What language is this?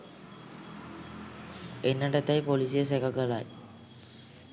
Sinhala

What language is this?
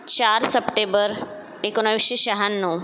Marathi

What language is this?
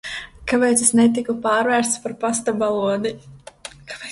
Latvian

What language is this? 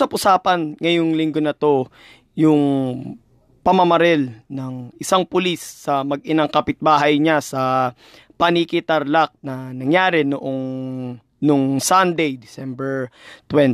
Filipino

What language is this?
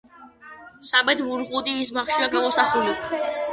Georgian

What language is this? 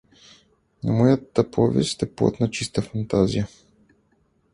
Bulgarian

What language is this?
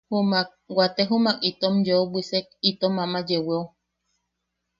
Yaqui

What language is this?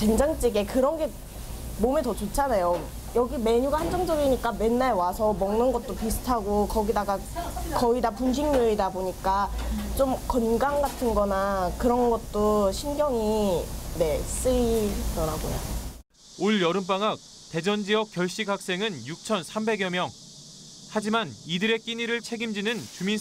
Korean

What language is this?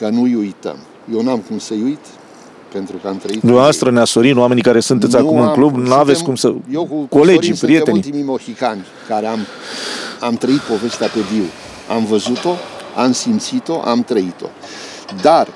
Romanian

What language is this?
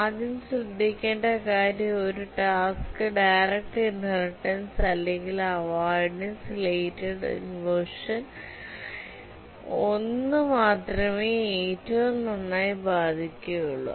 Malayalam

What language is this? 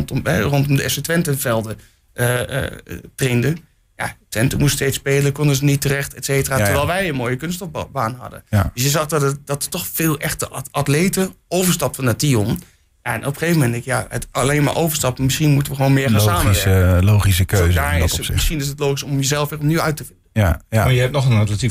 Dutch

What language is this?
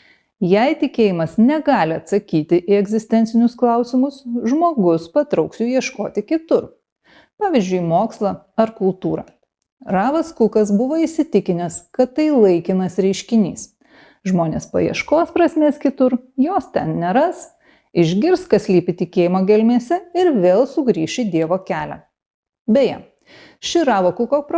Lithuanian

